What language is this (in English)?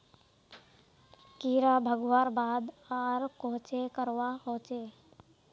Magahi